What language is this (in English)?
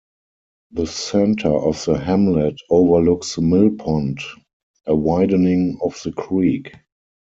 English